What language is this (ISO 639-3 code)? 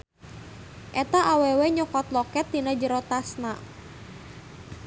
sun